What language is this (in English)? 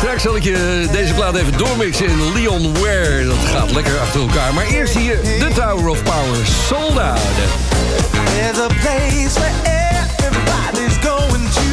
Dutch